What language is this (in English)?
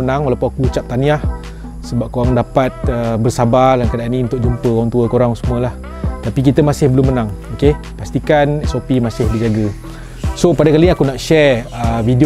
Malay